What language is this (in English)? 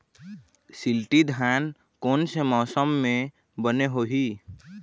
Chhattisgarhi